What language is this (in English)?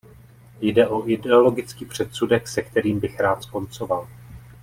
Czech